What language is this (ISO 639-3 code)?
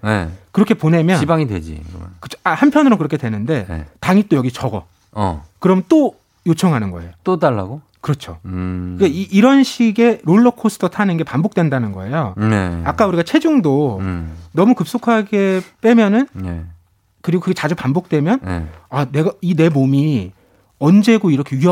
kor